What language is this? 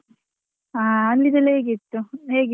Kannada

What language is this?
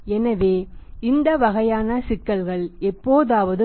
Tamil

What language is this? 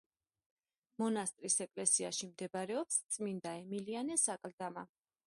Georgian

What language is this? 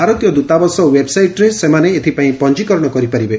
Odia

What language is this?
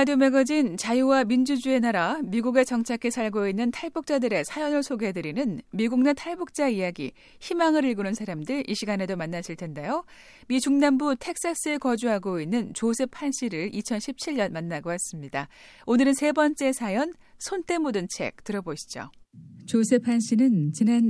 Korean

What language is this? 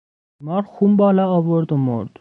Persian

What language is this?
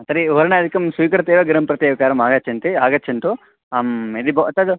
Sanskrit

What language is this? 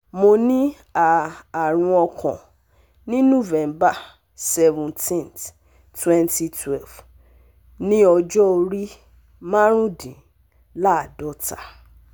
Yoruba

